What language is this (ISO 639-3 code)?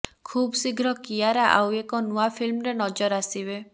ori